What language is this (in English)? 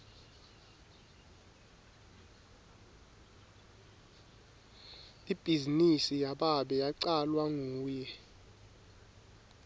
Swati